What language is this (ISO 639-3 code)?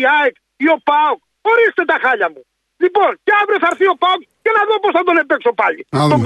ell